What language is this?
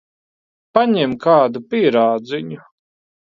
Latvian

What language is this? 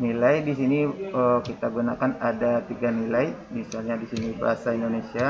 Indonesian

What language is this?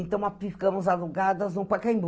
Portuguese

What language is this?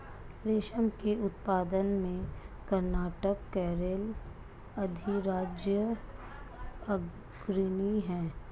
Hindi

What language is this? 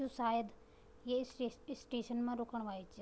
Garhwali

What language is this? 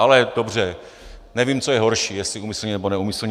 Czech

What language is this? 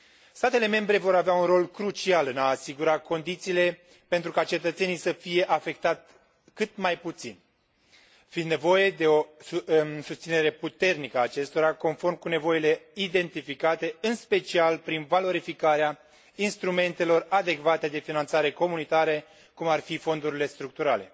Romanian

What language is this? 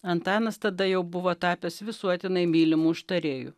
Lithuanian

